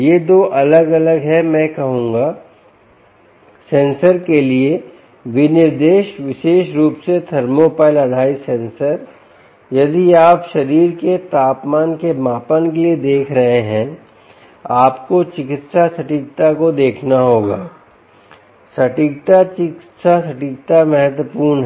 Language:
Hindi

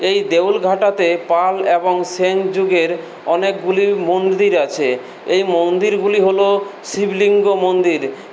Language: Bangla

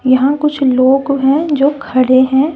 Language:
Hindi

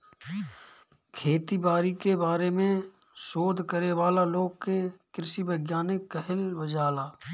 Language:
Bhojpuri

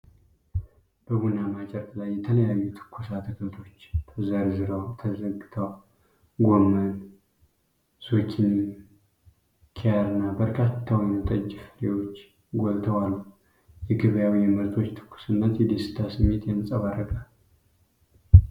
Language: Amharic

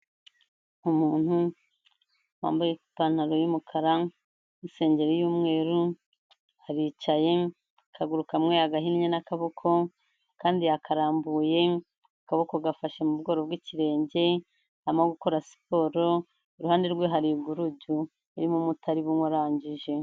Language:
Kinyarwanda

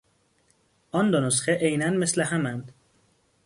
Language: Persian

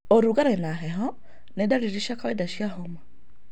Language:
Kikuyu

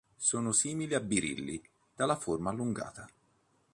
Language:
Italian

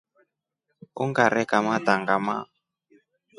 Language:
Rombo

